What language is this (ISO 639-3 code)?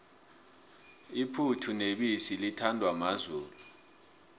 nbl